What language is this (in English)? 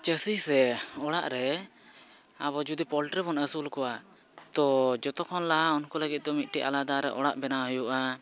Santali